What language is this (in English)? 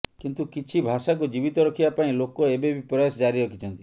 Odia